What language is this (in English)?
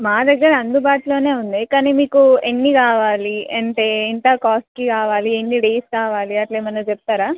Telugu